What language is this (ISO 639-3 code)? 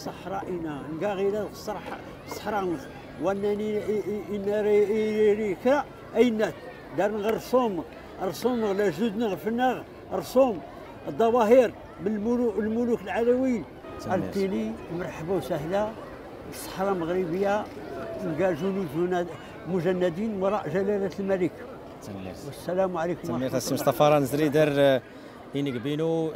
ara